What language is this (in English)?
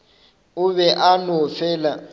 Northern Sotho